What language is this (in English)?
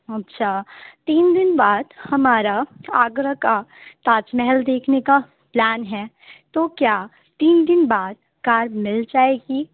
Urdu